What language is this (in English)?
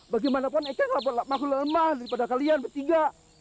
Indonesian